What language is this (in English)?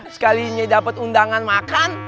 Indonesian